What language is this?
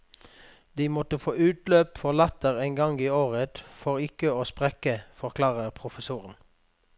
Norwegian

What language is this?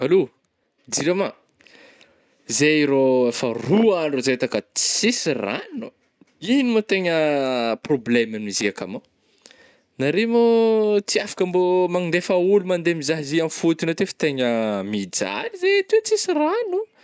Northern Betsimisaraka Malagasy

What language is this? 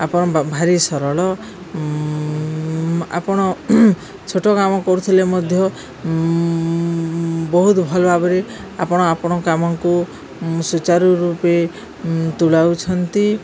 Odia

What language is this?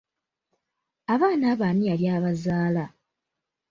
Ganda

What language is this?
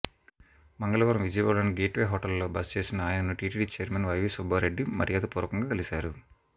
Telugu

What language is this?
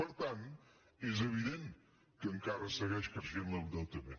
Catalan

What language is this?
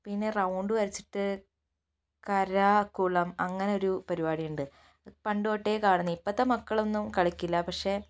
Malayalam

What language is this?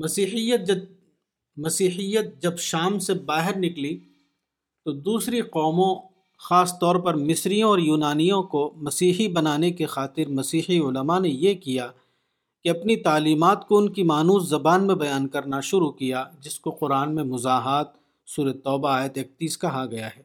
Urdu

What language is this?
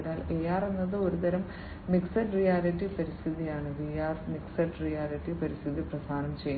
Malayalam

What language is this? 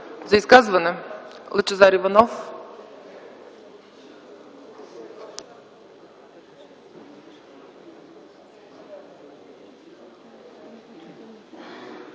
Bulgarian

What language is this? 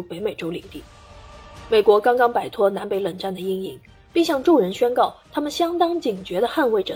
Chinese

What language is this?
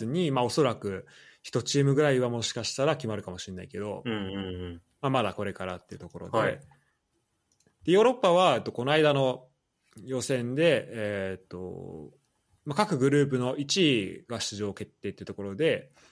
Japanese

